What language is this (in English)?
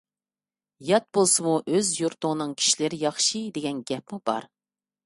Uyghur